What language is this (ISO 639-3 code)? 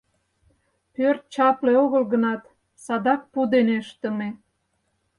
chm